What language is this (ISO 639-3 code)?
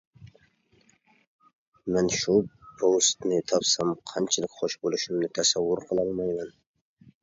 uig